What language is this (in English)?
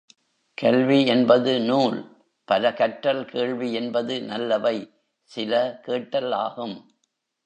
Tamil